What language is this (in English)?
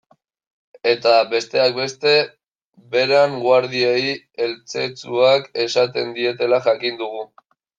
Basque